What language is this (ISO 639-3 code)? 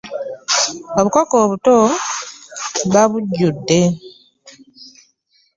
lug